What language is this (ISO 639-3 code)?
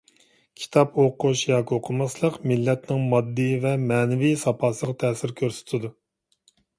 uig